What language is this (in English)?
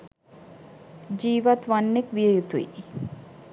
Sinhala